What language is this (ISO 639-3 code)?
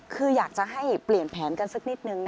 tha